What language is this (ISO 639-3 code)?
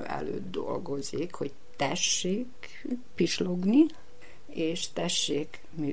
hun